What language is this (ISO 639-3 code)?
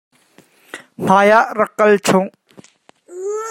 cnh